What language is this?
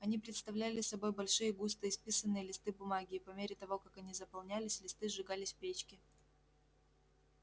Russian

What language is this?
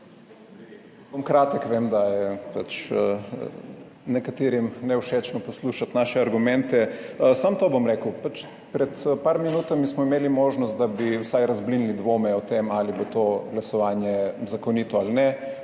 Slovenian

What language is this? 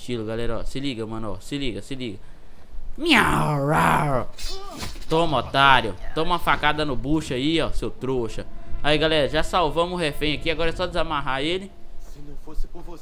Portuguese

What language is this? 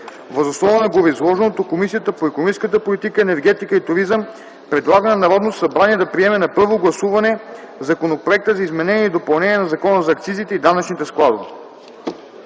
Bulgarian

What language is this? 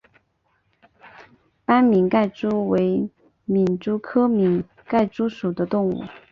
Chinese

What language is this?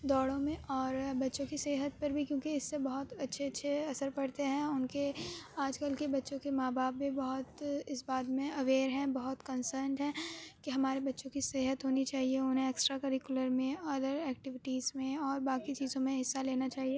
Urdu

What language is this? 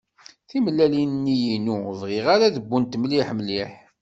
Kabyle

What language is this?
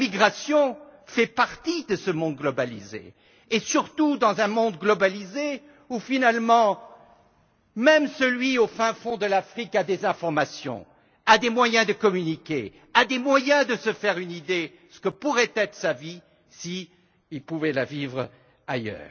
French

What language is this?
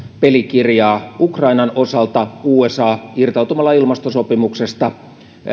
Finnish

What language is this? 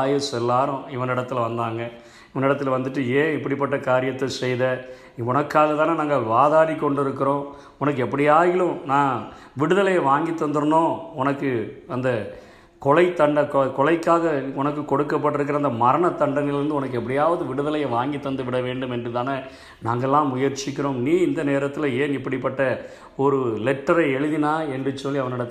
Tamil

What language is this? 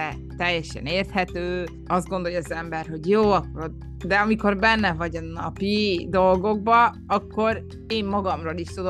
Hungarian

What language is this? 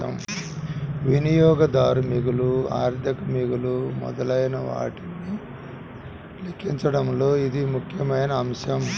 Telugu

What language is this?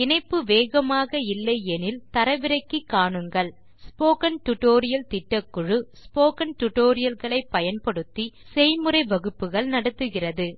Tamil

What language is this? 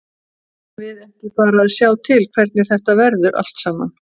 Icelandic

